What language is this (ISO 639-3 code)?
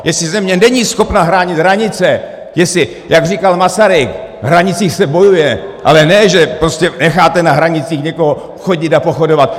ces